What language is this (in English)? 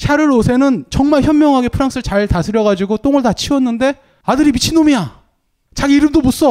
Korean